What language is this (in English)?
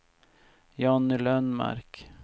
Swedish